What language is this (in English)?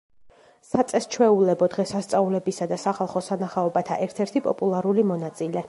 Georgian